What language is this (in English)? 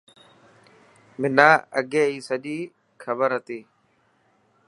Dhatki